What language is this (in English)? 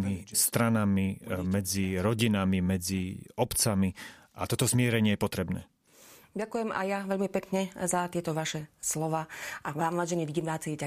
Slovak